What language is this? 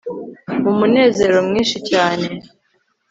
Kinyarwanda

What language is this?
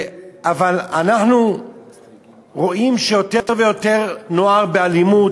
Hebrew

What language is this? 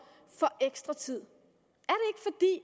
Danish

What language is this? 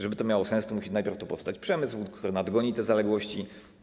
Polish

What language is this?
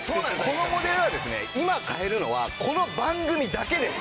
Japanese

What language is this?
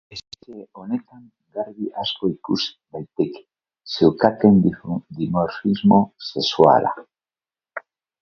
Basque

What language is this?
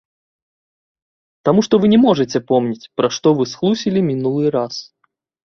Belarusian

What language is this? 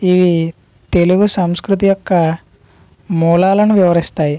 Telugu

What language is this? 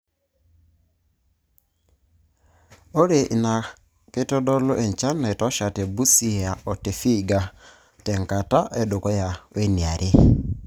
Masai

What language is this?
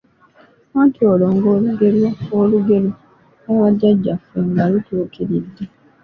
Ganda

